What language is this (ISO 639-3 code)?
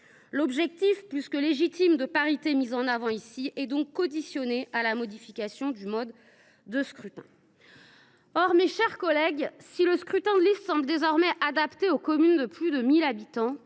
fra